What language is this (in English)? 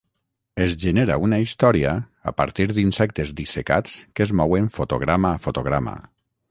Catalan